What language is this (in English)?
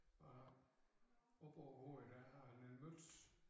Danish